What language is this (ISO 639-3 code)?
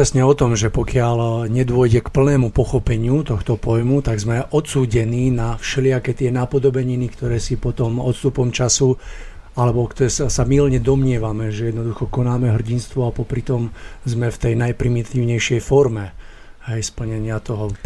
slk